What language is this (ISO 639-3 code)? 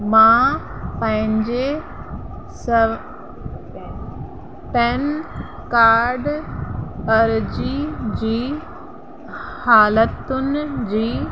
snd